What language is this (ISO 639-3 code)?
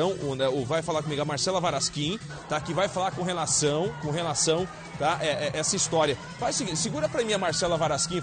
por